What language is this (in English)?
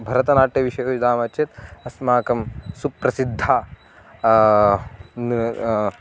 Sanskrit